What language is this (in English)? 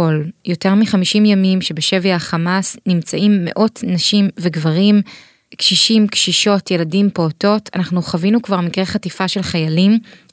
Hebrew